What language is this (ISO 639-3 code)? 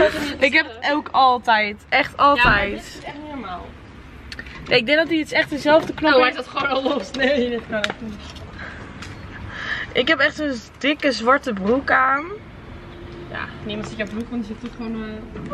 nld